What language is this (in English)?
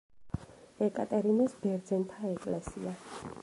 Georgian